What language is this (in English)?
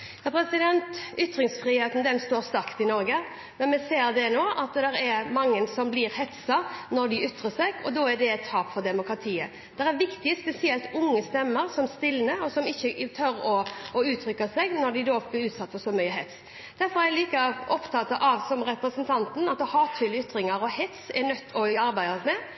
Norwegian Bokmål